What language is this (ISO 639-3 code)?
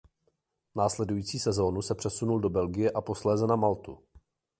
ces